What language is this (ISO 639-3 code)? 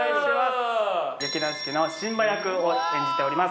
jpn